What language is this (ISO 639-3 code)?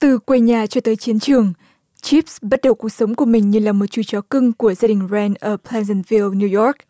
vie